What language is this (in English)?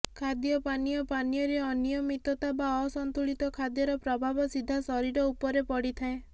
Odia